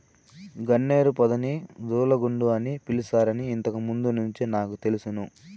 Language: Telugu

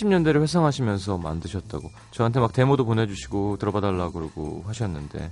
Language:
Korean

